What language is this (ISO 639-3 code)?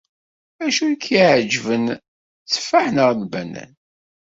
kab